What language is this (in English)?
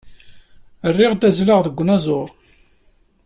Kabyle